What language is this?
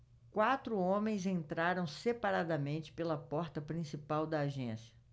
Portuguese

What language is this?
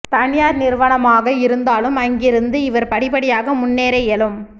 Tamil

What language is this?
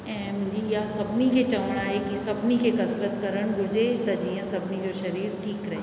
Sindhi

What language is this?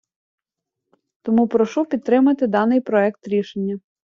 Ukrainian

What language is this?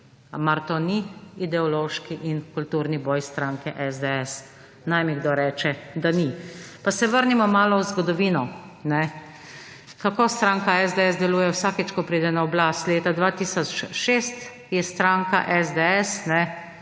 Slovenian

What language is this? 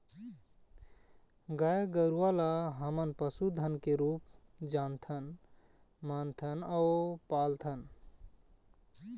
Chhattisgarhi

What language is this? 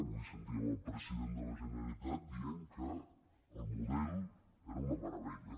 Catalan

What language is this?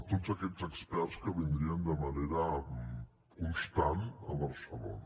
Catalan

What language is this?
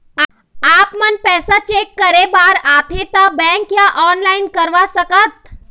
Chhattisgarhi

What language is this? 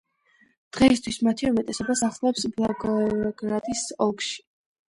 Georgian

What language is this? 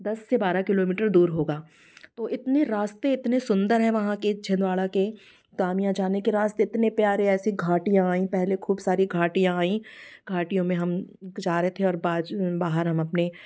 Hindi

